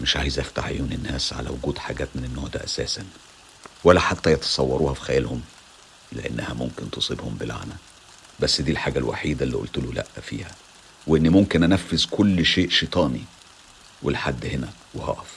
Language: Arabic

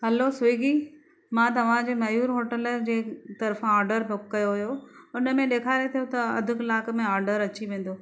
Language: Sindhi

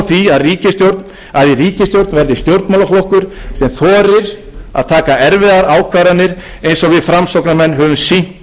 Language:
Icelandic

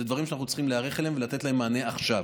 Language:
Hebrew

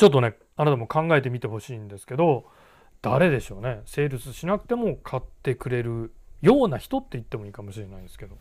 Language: Japanese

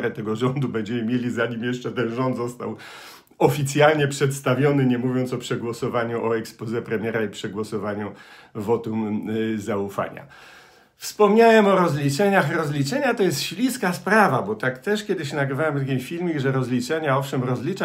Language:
Polish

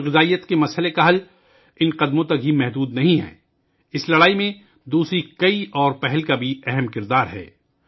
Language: Urdu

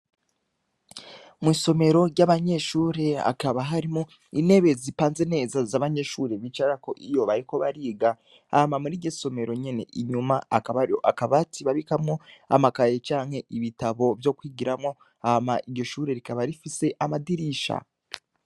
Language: Rundi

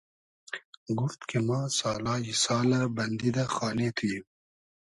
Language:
Hazaragi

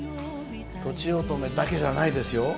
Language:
Japanese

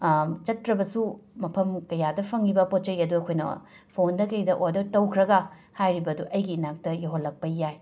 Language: Manipuri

